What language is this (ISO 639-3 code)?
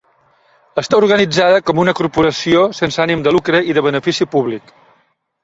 cat